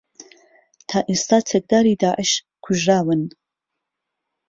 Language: Central Kurdish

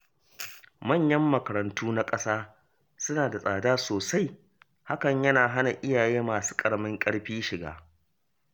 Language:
Hausa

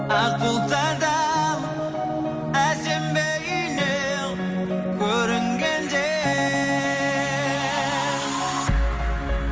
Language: Kazakh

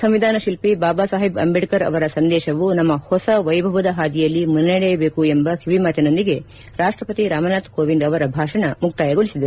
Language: Kannada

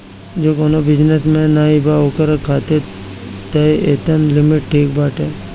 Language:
Bhojpuri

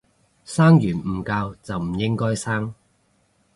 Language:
Cantonese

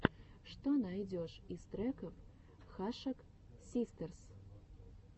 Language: Russian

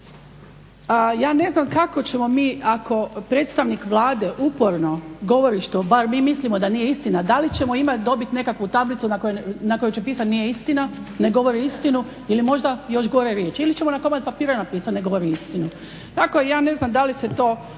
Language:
Croatian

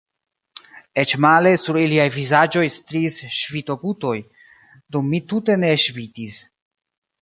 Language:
Esperanto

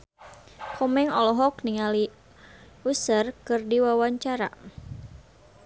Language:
Sundanese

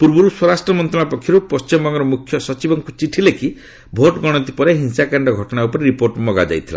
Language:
Odia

